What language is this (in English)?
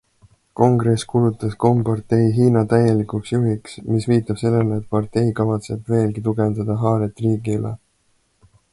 Estonian